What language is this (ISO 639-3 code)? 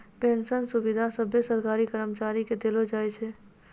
mai